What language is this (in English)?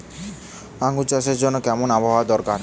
Bangla